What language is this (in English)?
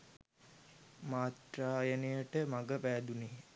Sinhala